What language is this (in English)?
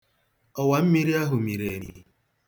Igbo